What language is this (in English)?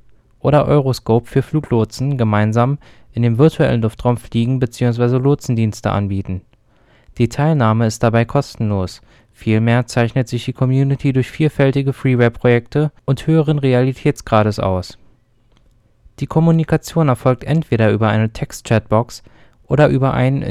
German